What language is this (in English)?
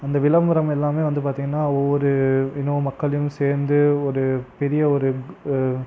Tamil